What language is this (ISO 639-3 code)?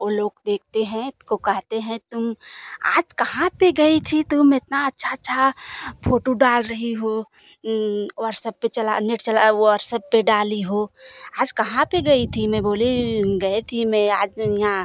hin